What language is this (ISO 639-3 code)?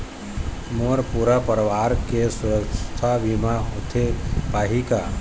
hne